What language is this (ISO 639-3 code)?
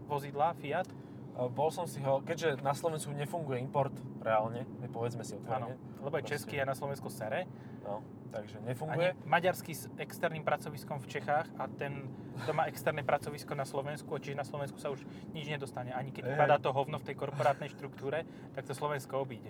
slk